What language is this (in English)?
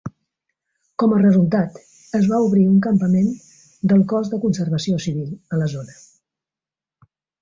Catalan